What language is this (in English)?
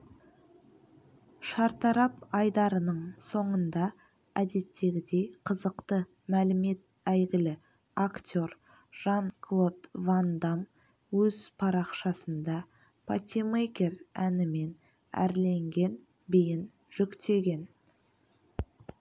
Kazakh